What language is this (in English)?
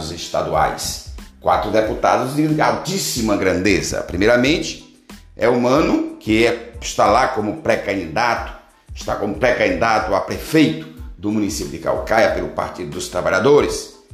Portuguese